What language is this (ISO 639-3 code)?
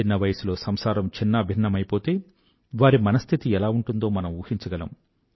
tel